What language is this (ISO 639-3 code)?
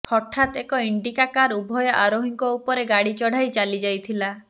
ori